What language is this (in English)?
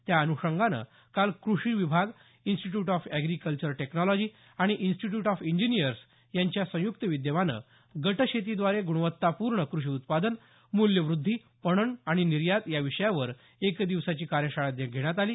Marathi